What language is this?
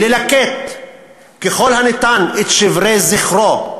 Hebrew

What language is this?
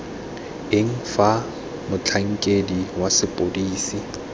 Tswana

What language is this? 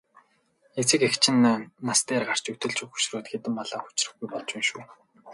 Mongolian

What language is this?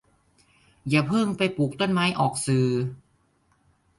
Thai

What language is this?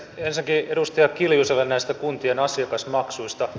Finnish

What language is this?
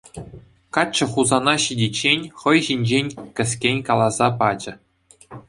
Chuvash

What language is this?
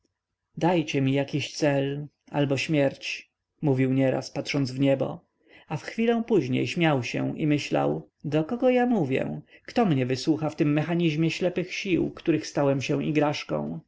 Polish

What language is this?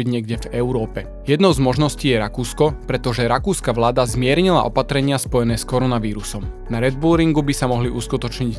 Slovak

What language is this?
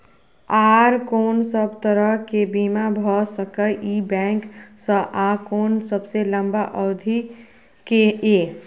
Maithili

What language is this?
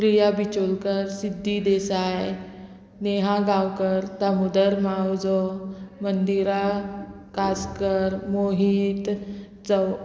Konkani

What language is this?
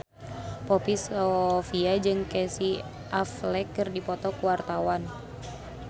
Sundanese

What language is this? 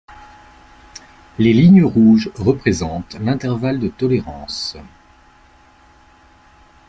French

